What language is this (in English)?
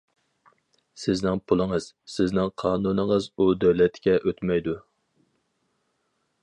Uyghur